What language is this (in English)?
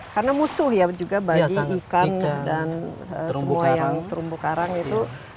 Indonesian